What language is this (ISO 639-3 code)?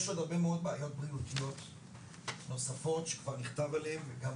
heb